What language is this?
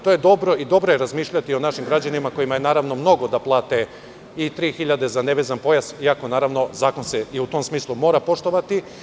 Serbian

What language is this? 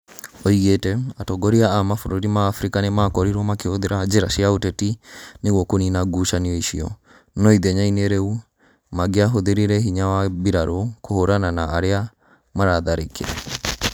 Kikuyu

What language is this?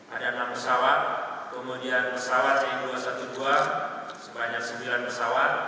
Indonesian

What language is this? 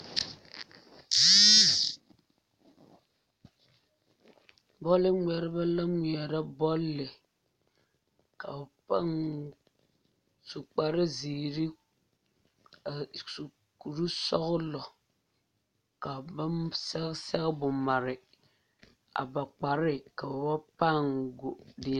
Southern Dagaare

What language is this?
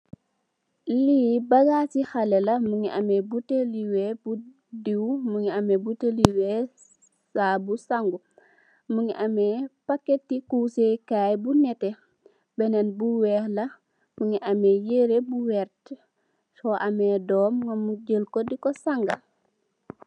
Wolof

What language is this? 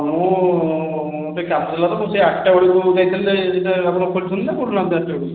Odia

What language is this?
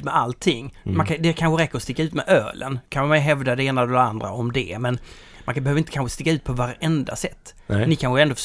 Swedish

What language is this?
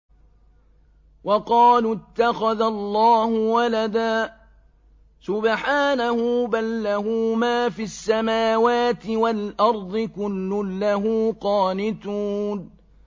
Arabic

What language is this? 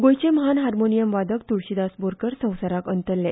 Konkani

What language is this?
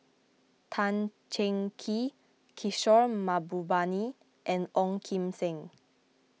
English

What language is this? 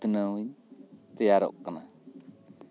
Santali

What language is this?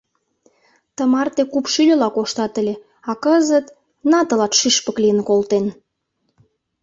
Mari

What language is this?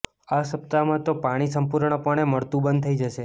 Gujarati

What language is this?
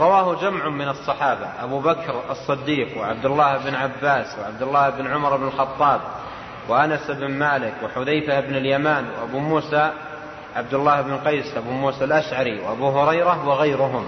Arabic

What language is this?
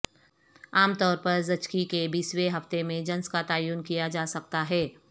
Urdu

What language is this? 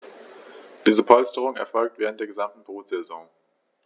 German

